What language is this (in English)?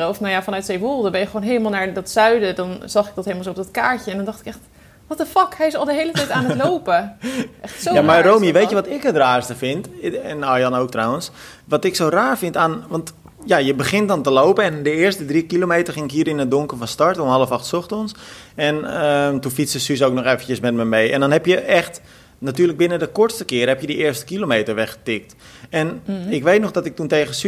Dutch